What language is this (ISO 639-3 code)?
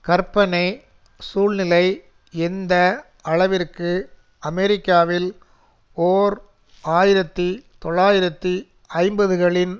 tam